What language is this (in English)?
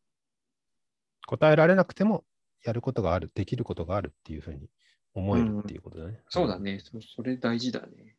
Japanese